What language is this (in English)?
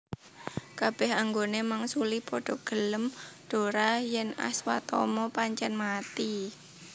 Javanese